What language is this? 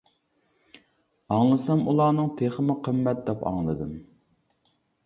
Uyghur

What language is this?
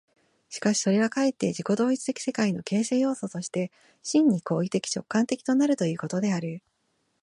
Japanese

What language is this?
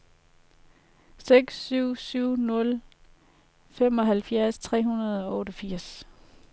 Danish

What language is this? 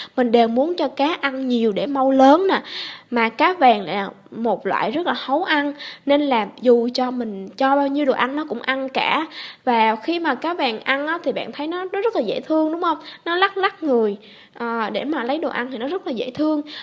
Vietnamese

